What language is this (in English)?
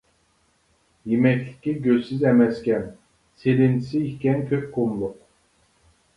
Uyghur